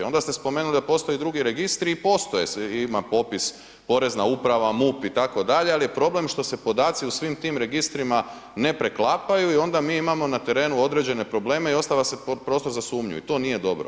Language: Croatian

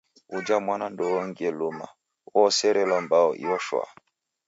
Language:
Taita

